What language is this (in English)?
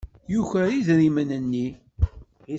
Kabyle